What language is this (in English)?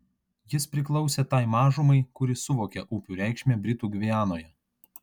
Lithuanian